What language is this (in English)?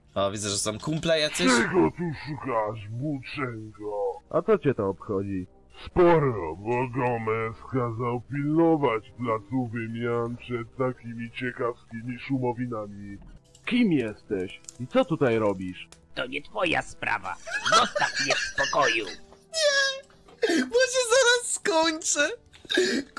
Polish